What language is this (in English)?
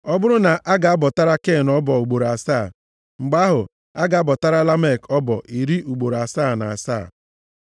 Igbo